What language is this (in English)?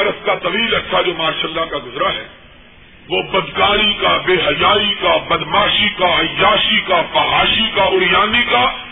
Urdu